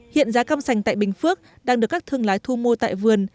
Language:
Vietnamese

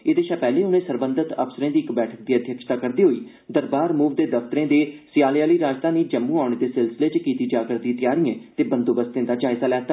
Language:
Dogri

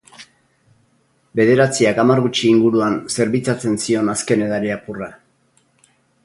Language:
Basque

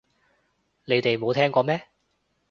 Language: Cantonese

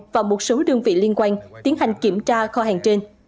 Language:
Vietnamese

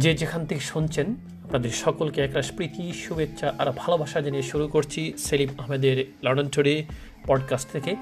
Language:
Bangla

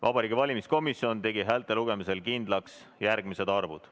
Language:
Estonian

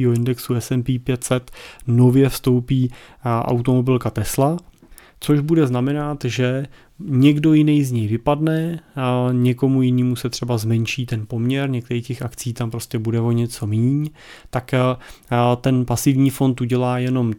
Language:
Czech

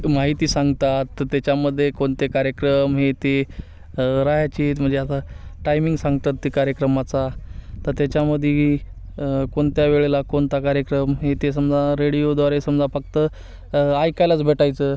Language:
Marathi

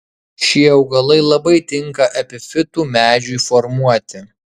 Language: Lithuanian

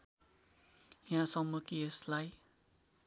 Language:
Nepali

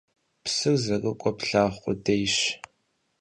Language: Kabardian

